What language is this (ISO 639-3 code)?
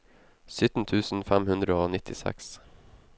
nor